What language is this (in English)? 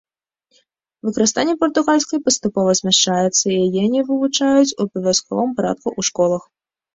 Belarusian